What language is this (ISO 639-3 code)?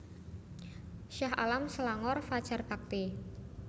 jav